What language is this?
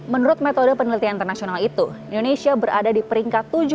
Indonesian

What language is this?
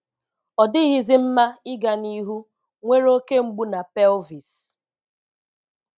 Igbo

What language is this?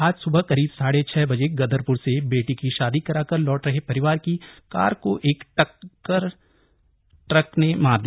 Hindi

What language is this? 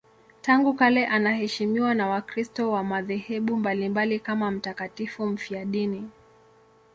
Swahili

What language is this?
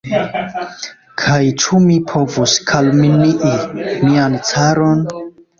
Esperanto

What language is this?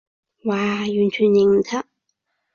Cantonese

